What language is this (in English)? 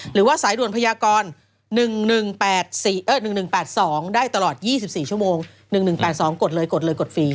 Thai